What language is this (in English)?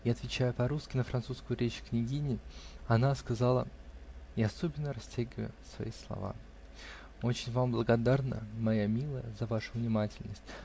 Russian